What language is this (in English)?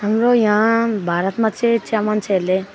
Nepali